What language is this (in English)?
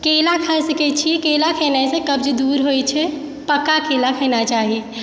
Maithili